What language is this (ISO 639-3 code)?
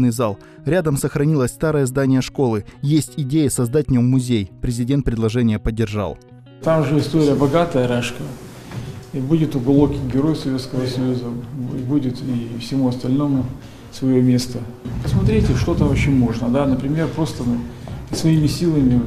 rus